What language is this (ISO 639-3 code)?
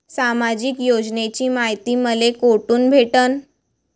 mar